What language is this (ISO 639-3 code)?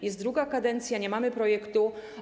pol